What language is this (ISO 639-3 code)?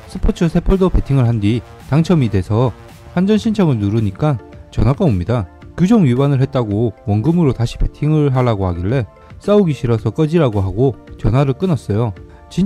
kor